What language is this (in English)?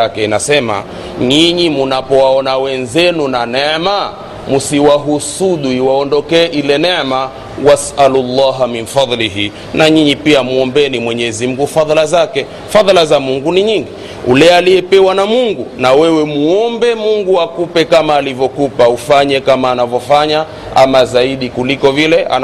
Swahili